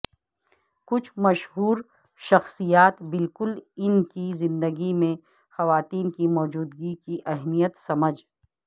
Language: Urdu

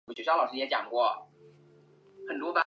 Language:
Chinese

